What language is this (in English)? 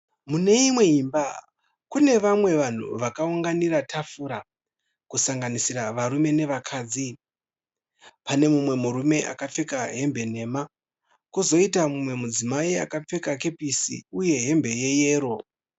Shona